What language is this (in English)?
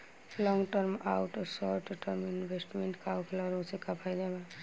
Bhojpuri